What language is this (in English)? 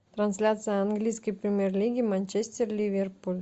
Russian